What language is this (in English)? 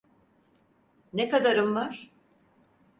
Turkish